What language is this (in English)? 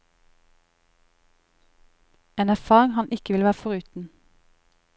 Norwegian